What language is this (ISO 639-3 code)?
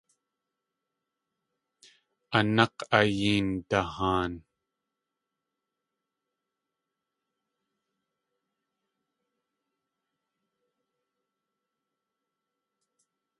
tli